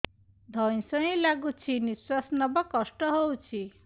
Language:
Odia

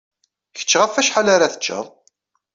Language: Kabyle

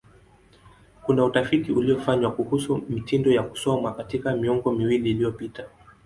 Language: Swahili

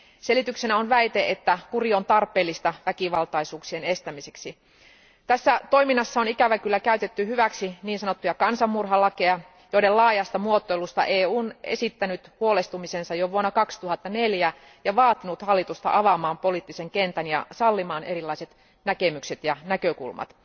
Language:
Finnish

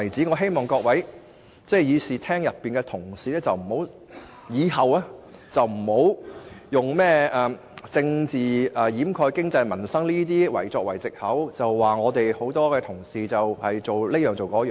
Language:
Cantonese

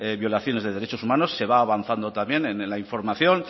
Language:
Spanish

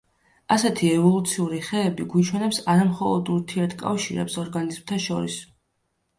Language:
Georgian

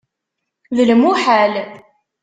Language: Kabyle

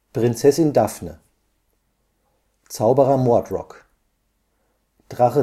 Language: German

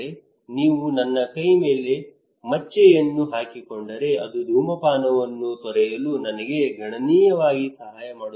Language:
Kannada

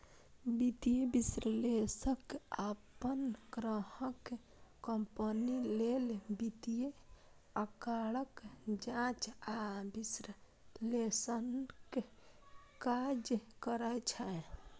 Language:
Maithili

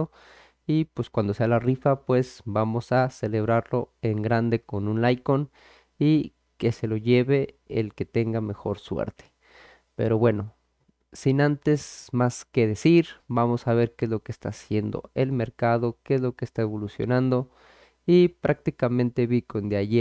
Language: Spanish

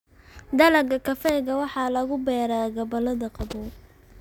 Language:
Somali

